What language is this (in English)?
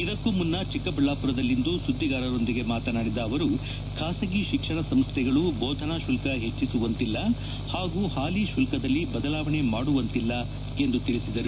Kannada